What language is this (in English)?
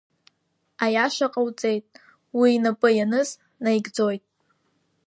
Abkhazian